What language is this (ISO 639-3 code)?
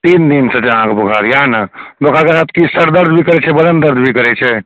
mai